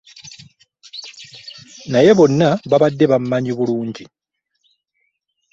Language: Ganda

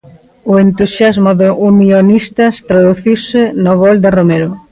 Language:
Galician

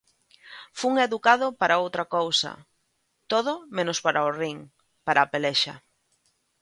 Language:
Galician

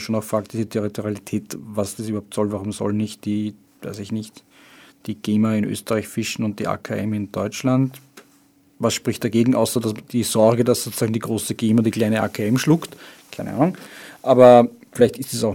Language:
German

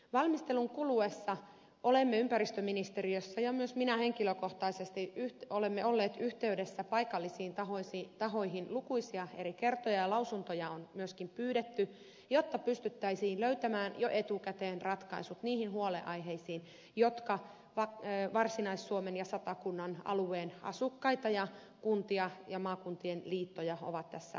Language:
Finnish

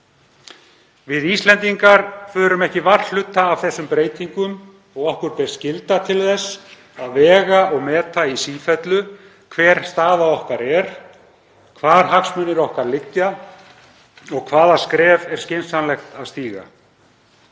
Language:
Icelandic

